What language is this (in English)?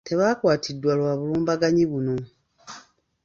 Ganda